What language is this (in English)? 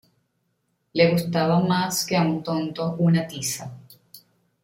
Spanish